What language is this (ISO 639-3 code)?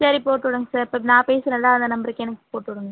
tam